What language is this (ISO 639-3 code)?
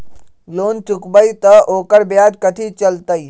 mag